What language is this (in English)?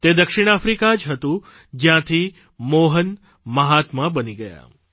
Gujarati